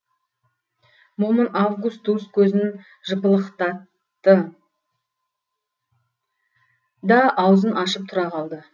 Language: Kazakh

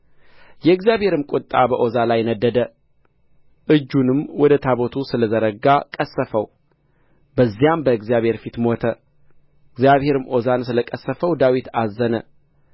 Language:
Amharic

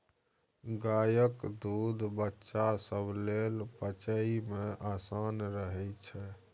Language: Maithili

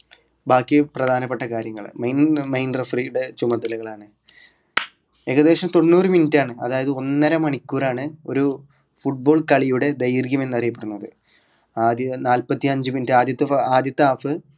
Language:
Malayalam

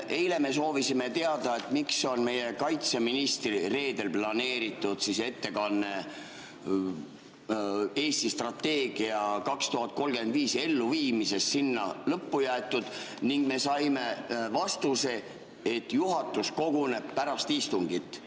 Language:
Estonian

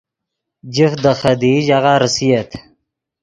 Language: Yidgha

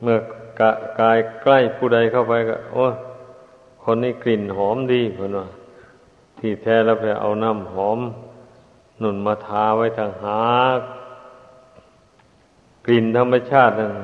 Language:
Thai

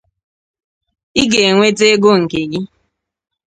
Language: Igbo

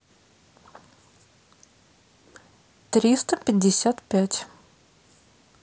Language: Russian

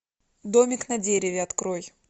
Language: Russian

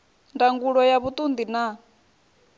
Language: Venda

